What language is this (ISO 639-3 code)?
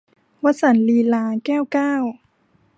tha